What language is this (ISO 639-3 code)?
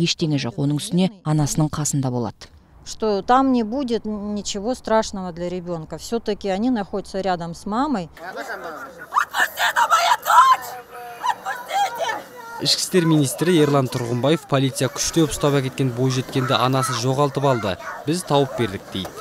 rus